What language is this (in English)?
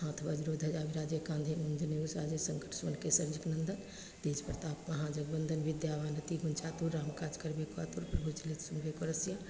Maithili